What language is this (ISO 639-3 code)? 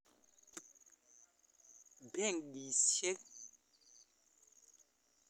kln